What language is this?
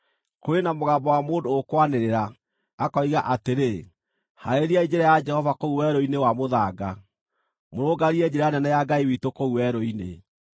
Kikuyu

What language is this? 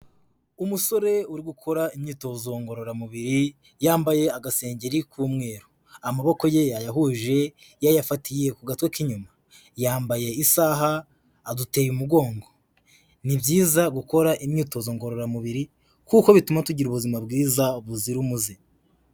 Kinyarwanda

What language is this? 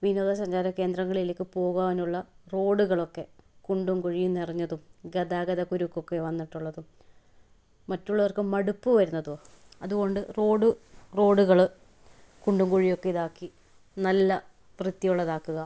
Malayalam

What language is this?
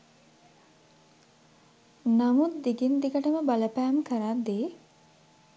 Sinhala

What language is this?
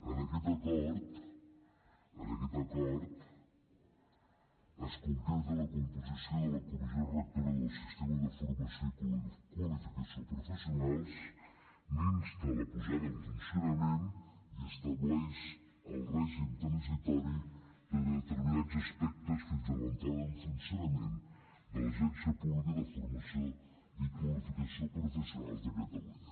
Catalan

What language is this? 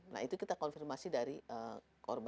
Indonesian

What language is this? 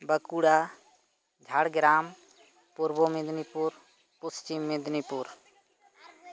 Santali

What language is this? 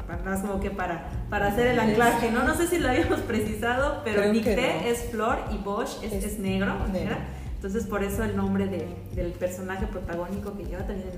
Spanish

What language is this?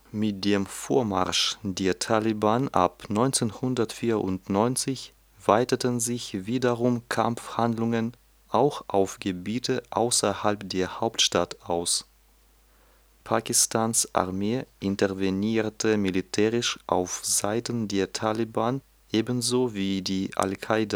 German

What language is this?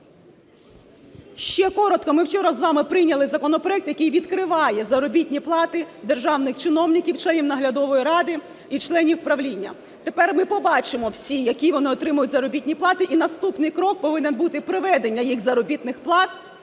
Ukrainian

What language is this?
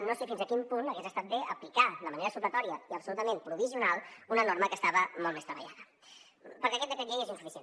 Catalan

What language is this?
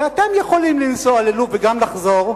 Hebrew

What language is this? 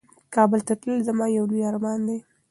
Pashto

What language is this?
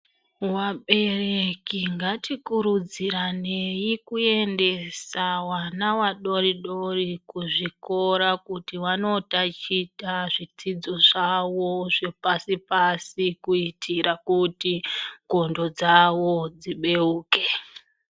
Ndau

